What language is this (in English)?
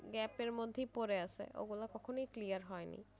Bangla